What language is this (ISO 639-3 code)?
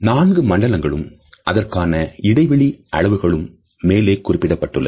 tam